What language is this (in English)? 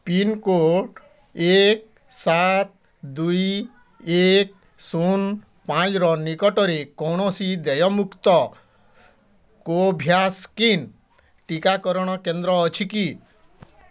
Odia